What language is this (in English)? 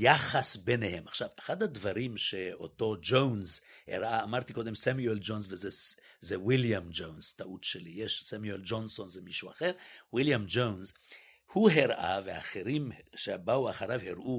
Hebrew